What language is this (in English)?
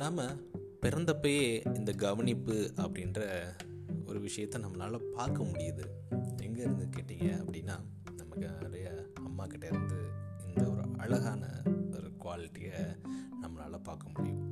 Tamil